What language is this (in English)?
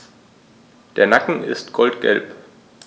German